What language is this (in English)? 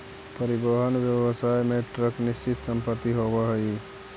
Magahi